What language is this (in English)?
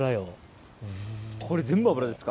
Japanese